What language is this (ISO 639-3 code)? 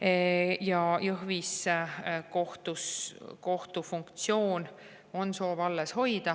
est